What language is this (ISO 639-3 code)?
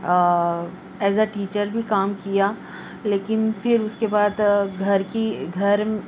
urd